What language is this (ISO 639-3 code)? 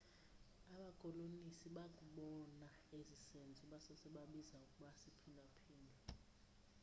xho